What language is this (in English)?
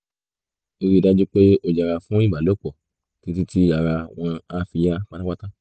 Yoruba